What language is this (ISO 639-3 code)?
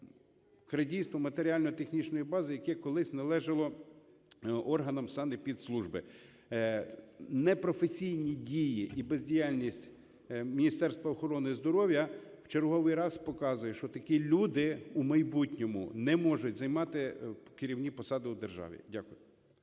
ukr